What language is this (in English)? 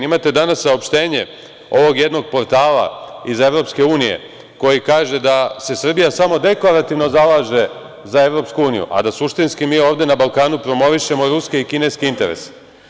Serbian